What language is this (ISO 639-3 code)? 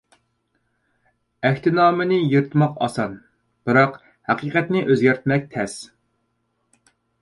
uig